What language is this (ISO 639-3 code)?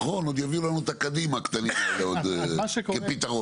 heb